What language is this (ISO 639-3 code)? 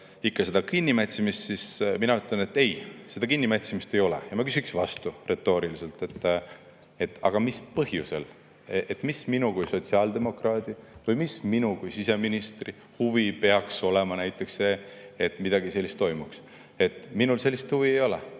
est